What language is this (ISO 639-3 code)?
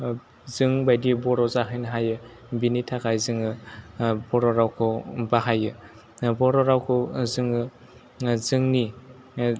brx